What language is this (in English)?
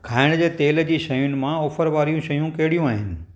Sindhi